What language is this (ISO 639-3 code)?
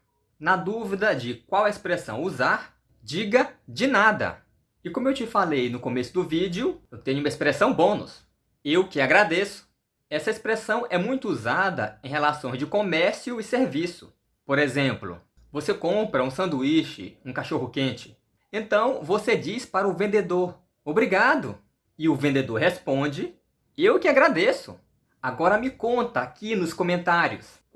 por